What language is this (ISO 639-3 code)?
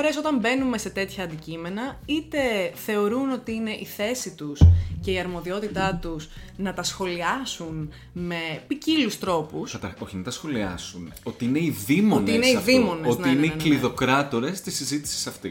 ell